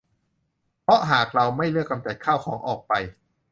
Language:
Thai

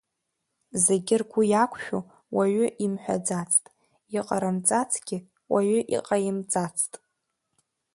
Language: Abkhazian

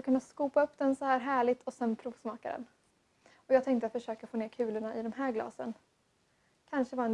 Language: Swedish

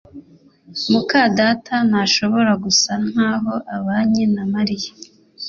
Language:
Kinyarwanda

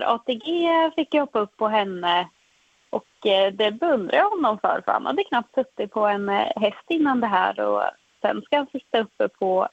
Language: Swedish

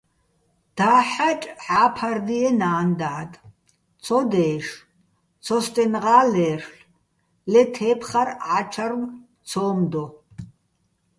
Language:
Bats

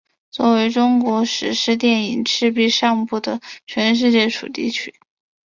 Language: Chinese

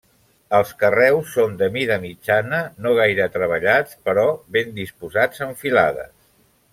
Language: Catalan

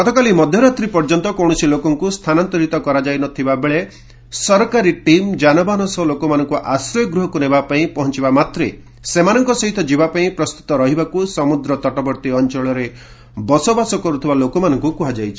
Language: Odia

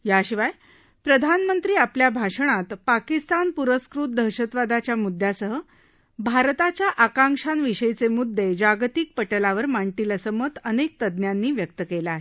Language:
Marathi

